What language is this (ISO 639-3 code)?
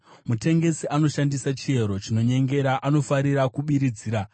sna